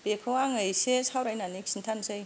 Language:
Bodo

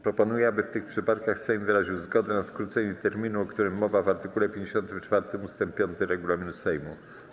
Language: Polish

